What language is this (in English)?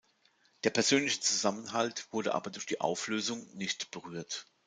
German